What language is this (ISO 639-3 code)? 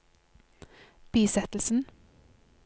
nor